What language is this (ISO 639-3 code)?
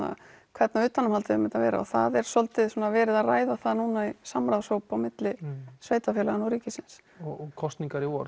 isl